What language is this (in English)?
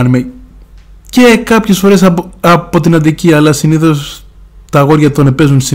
Greek